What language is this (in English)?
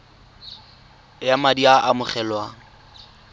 Tswana